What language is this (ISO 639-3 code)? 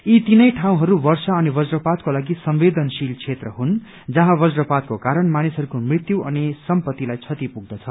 nep